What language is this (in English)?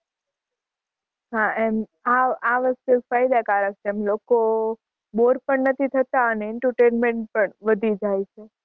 Gujarati